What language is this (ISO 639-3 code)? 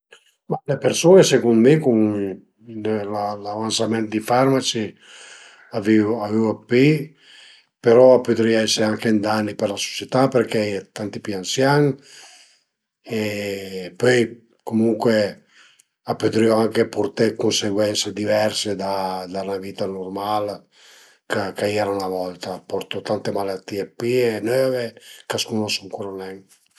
pms